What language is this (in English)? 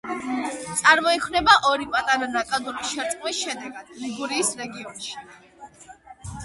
Georgian